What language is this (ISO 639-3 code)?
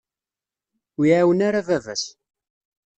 kab